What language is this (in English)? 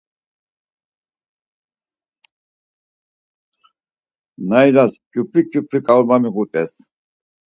Laz